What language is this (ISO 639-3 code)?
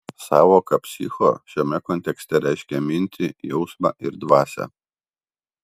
lit